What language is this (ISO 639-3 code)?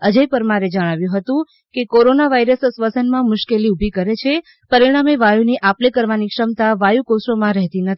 guj